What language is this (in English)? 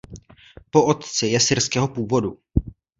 Czech